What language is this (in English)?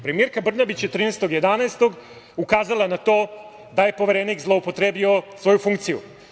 Serbian